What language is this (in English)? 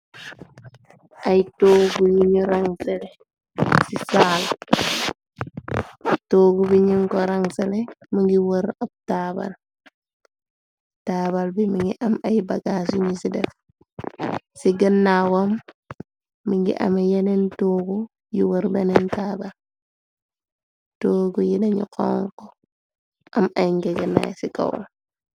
Wolof